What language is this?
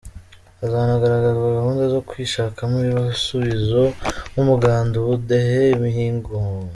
Kinyarwanda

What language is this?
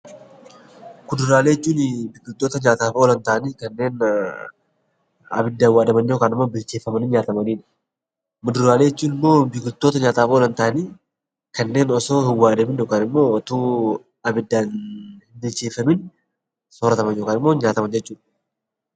Oromo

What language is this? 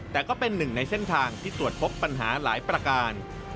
Thai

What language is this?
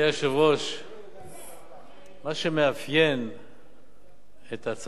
Hebrew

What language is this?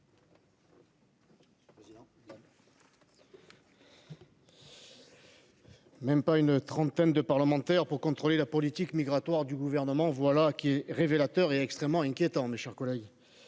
French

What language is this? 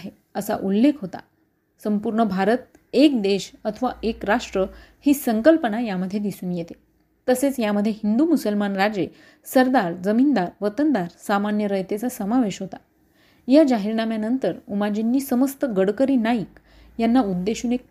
Marathi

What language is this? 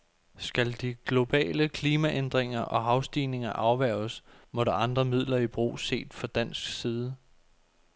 Danish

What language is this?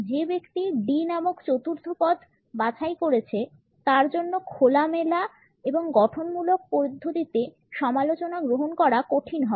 Bangla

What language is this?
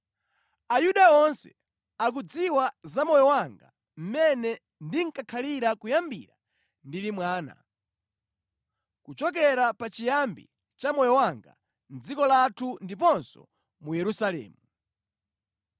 Nyanja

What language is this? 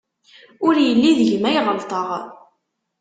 Kabyle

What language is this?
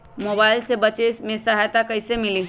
Magahi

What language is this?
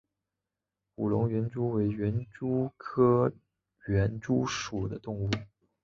Chinese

